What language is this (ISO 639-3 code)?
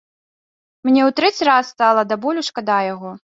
bel